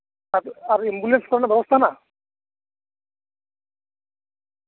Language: Santali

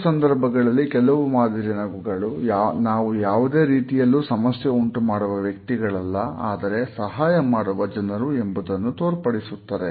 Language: Kannada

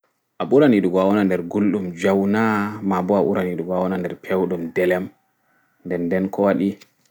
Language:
Fula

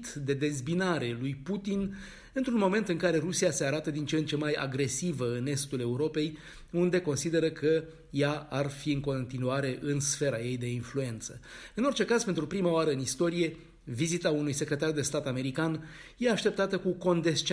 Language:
Romanian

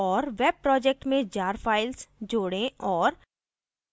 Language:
Hindi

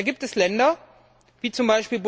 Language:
German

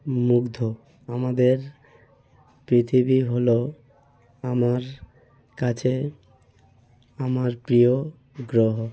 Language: Bangla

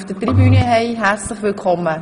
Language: Swiss German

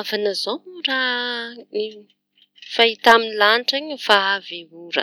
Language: Tanosy Malagasy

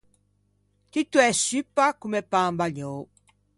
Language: Ligurian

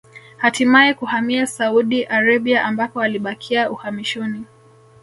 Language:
Swahili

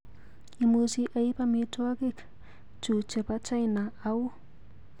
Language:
Kalenjin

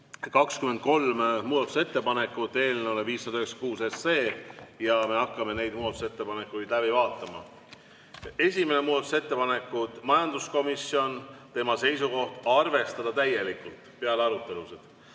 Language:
Estonian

